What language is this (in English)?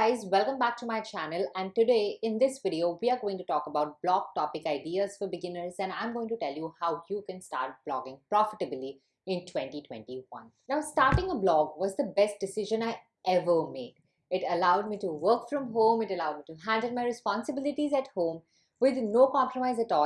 English